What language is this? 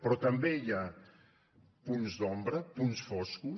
Catalan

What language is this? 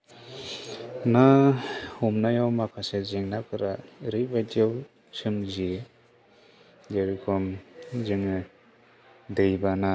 Bodo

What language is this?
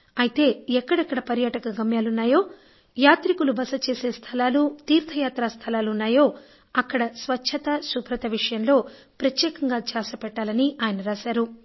Telugu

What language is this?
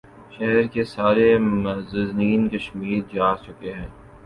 Urdu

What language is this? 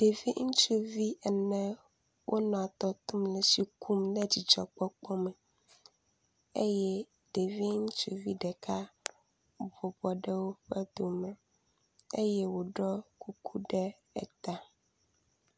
Ewe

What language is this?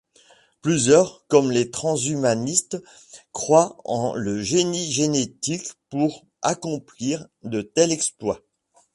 French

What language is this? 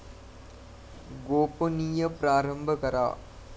Marathi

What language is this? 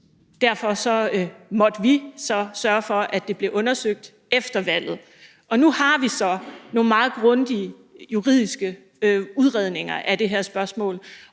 Danish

